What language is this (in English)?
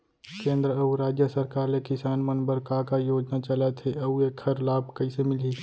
Chhattisgarhi